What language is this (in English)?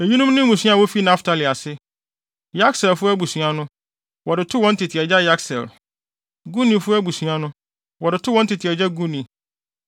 Akan